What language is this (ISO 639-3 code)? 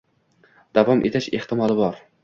uzb